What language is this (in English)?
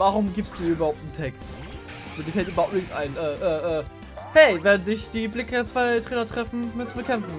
German